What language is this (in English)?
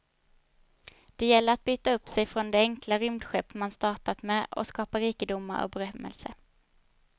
Swedish